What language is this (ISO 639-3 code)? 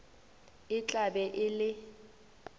nso